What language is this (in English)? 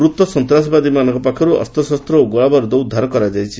Odia